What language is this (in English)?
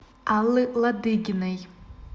Russian